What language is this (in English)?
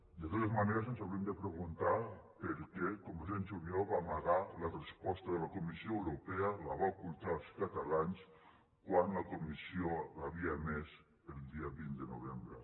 Catalan